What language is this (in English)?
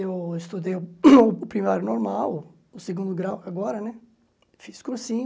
Portuguese